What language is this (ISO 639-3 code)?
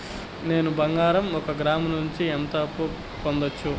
tel